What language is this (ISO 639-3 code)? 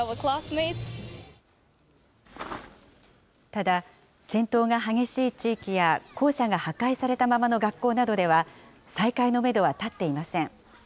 jpn